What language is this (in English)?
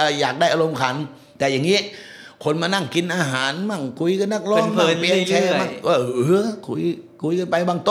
Thai